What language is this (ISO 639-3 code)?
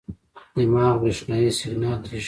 pus